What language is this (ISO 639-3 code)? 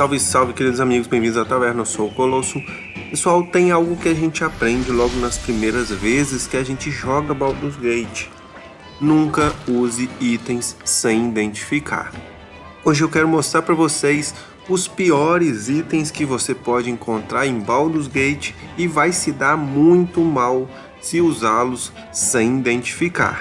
por